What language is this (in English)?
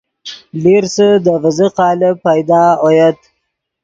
Yidgha